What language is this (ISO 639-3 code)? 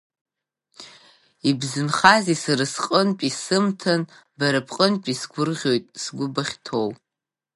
abk